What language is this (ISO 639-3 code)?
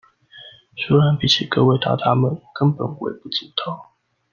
zho